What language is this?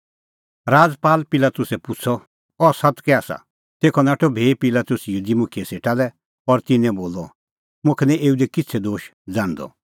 Kullu Pahari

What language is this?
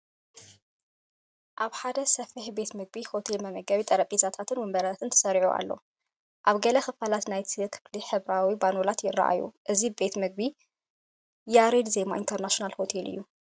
Tigrinya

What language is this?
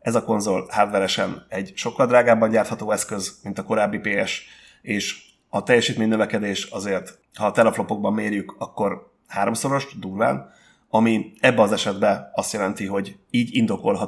Hungarian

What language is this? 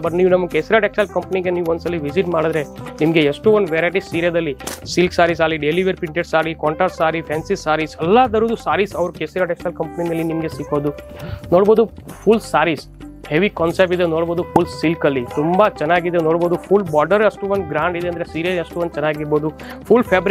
Kannada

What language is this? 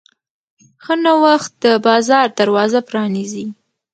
Pashto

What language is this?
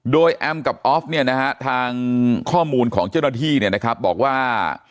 Thai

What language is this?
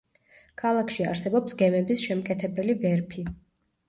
Georgian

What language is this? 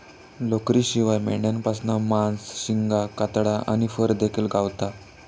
Marathi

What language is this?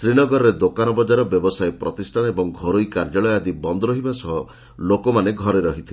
Odia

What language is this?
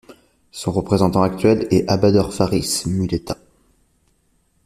French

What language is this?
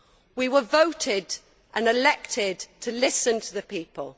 English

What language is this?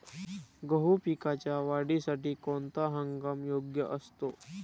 Marathi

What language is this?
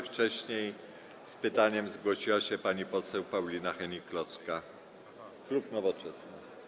Polish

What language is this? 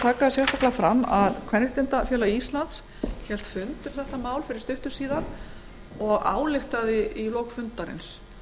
Icelandic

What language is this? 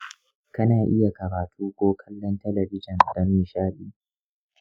Hausa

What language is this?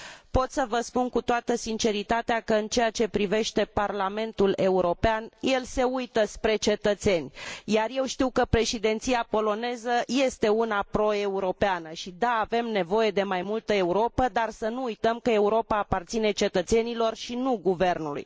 Romanian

